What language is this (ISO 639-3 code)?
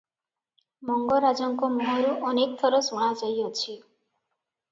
ori